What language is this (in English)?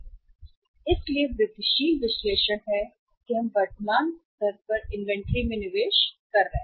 Hindi